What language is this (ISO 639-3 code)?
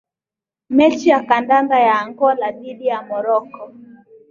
swa